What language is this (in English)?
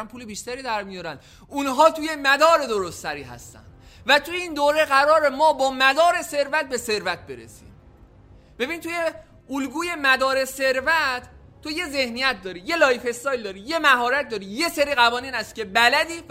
Persian